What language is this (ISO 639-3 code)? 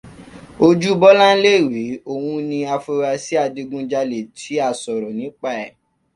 yor